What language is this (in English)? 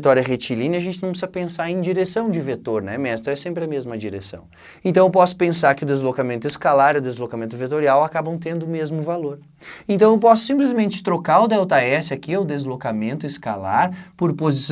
Portuguese